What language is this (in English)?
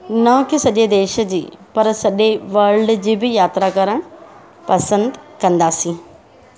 Sindhi